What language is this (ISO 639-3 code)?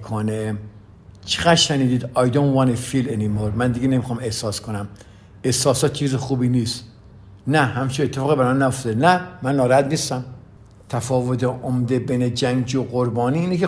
fas